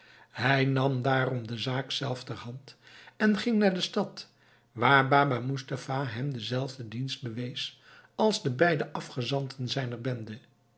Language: Dutch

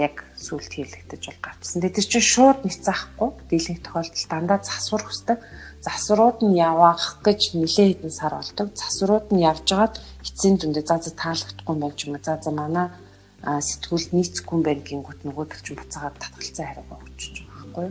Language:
Russian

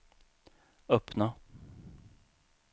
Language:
Swedish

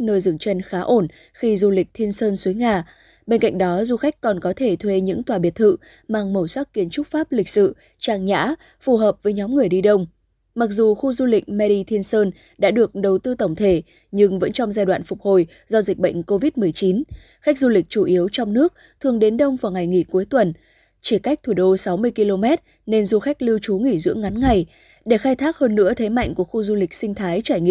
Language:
Vietnamese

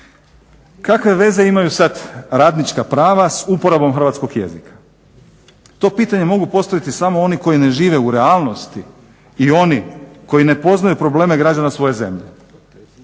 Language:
Croatian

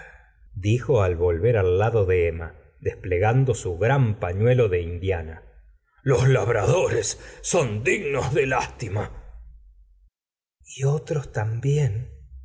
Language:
Spanish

